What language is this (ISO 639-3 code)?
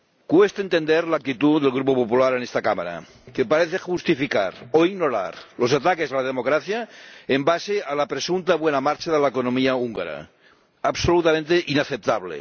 spa